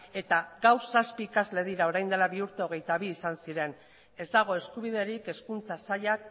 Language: Basque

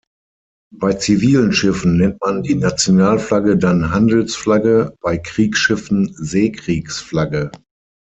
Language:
German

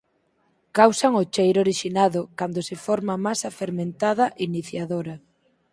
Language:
Galician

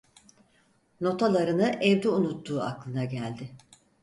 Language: Turkish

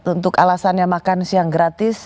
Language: Indonesian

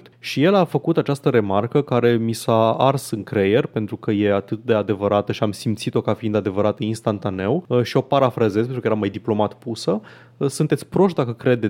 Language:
Romanian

